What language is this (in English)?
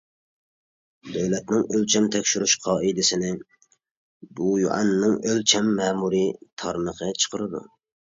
Uyghur